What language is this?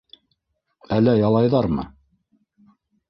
Bashkir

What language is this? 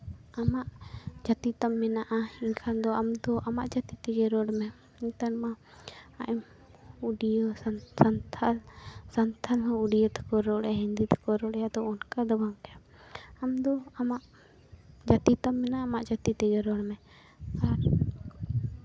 Santali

